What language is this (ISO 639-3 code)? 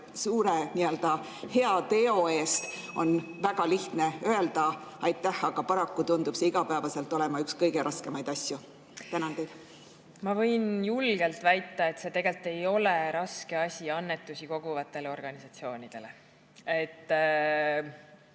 est